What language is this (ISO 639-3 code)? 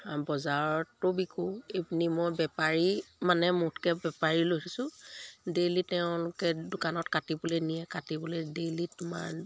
asm